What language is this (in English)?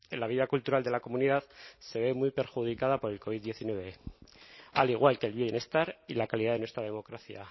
Spanish